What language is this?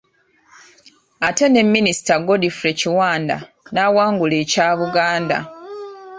Ganda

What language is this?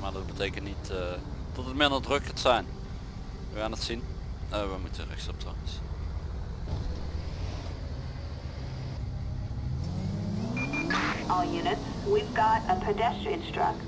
Dutch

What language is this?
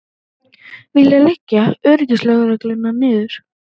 Icelandic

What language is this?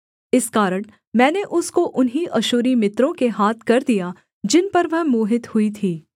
Hindi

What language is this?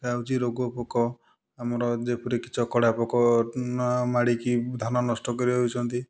Odia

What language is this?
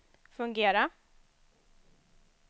Swedish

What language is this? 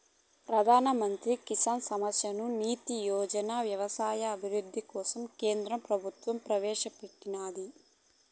Telugu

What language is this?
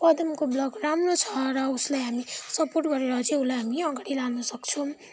Nepali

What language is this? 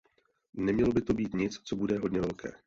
Czech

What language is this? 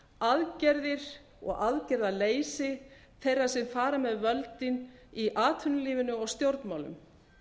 Icelandic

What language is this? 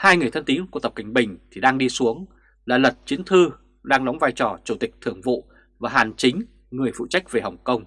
Vietnamese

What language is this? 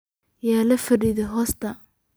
Somali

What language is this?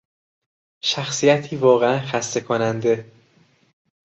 Persian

